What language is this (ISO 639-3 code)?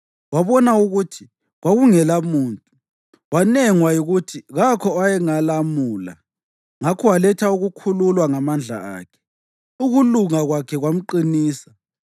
nde